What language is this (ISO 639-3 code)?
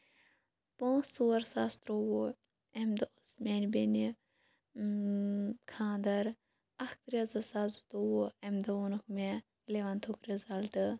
kas